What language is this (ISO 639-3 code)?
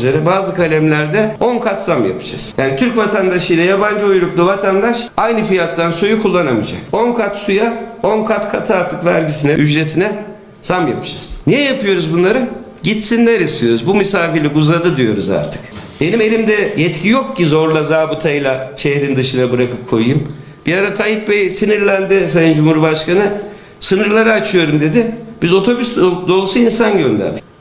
tur